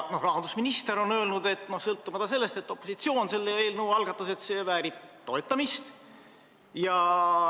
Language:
Estonian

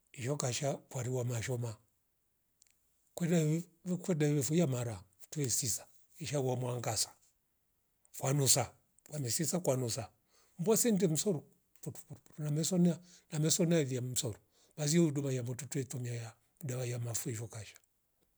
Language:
Rombo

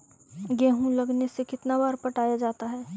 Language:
Magahi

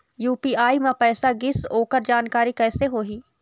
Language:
Chhattisgarhi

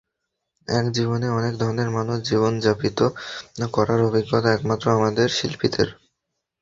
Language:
Bangla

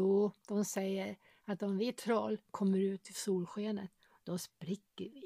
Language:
Swedish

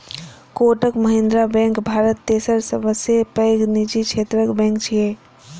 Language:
Maithili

